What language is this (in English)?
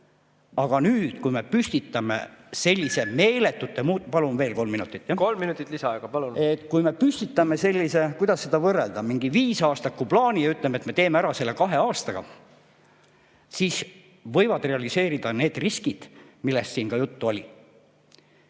Estonian